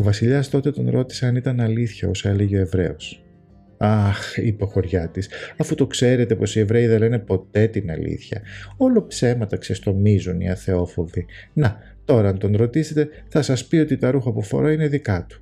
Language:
Greek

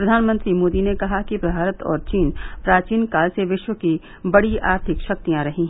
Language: Hindi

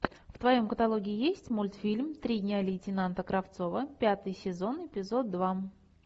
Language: Russian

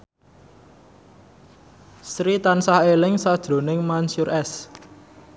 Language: Javanese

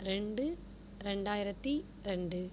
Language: Tamil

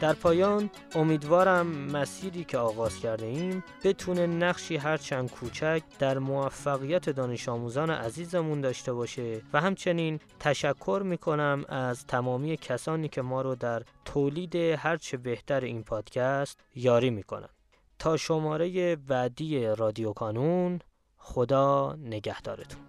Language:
Persian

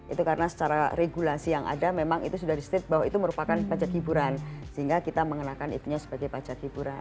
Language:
Indonesian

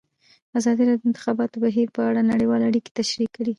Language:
Pashto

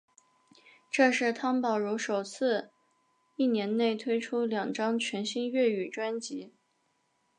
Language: Chinese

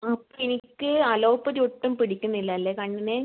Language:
Malayalam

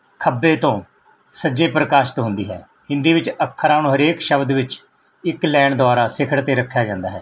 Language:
Punjabi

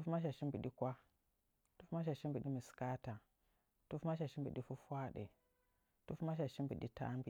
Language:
Nzanyi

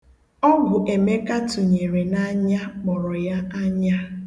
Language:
Igbo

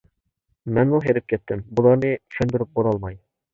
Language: Uyghur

